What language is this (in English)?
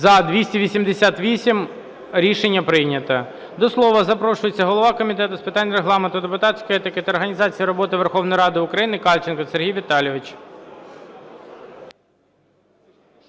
Ukrainian